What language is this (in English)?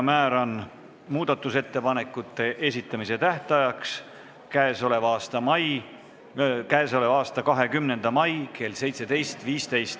Estonian